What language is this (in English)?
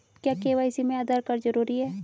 Hindi